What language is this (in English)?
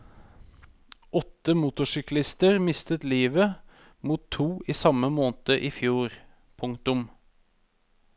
Norwegian